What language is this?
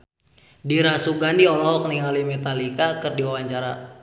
Sundanese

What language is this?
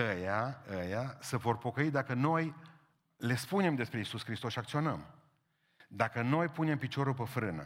Romanian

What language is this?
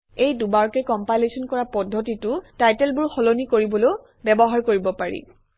Assamese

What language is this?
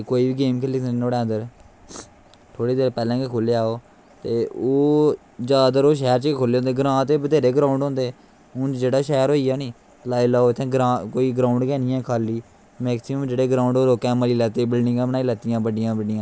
Dogri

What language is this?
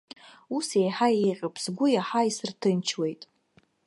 Abkhazian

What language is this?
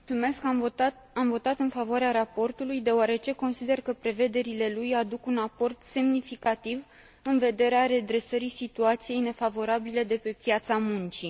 Romanian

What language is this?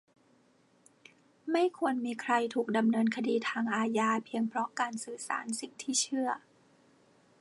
Thai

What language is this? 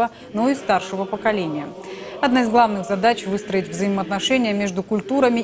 Russian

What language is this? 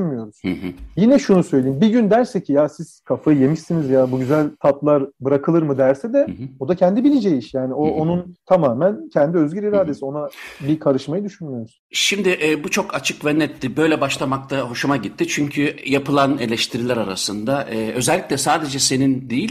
Turkish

